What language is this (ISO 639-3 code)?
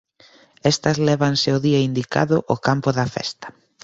glg